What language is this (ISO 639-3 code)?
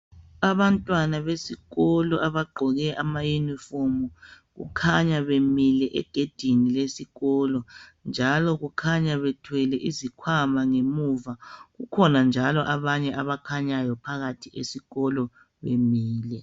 nde